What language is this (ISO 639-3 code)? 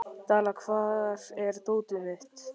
isl